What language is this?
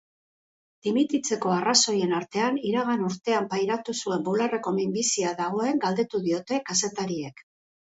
Basque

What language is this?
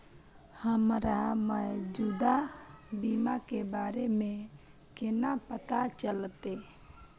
Maithili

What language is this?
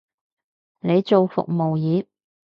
Cantonese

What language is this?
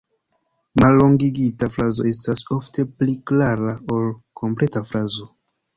Esperanto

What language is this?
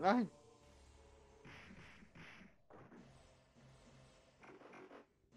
German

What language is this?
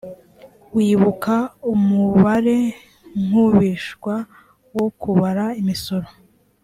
Kinyarwanda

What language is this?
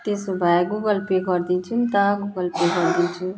Nepali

